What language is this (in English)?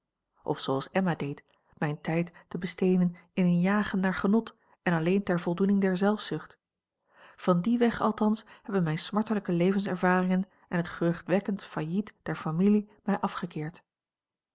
Dutch